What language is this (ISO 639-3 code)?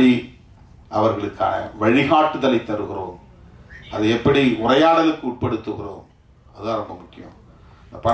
kor